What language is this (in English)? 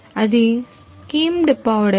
Telugu